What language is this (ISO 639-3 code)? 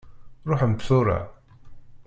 kab